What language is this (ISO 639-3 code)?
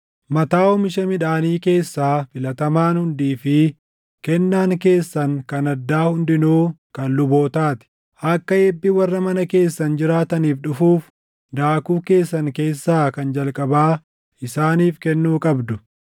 orm